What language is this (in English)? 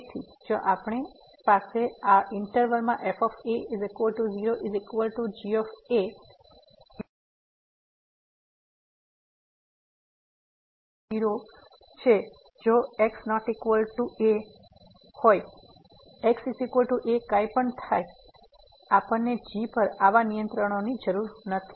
Gujarati